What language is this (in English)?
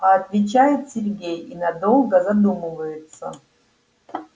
Russian